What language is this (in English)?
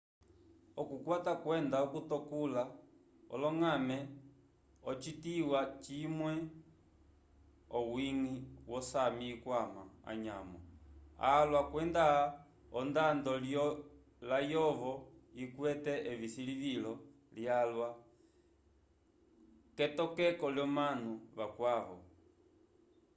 Umbundu